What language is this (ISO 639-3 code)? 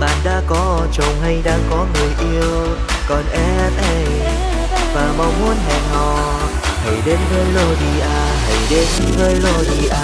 vie